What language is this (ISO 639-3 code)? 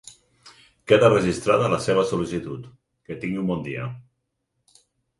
cat